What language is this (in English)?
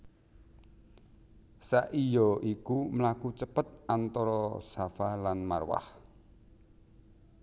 Javanese